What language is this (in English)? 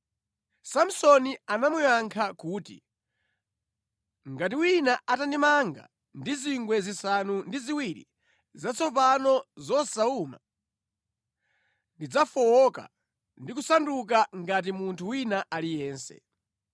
Nyanja